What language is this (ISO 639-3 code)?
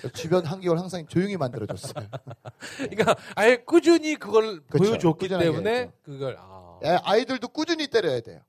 kor